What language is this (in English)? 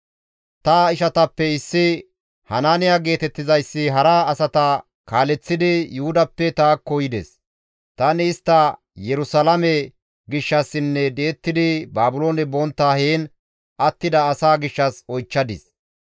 Gamo